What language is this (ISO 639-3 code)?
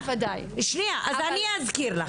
heb